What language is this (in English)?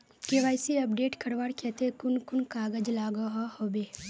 Magahi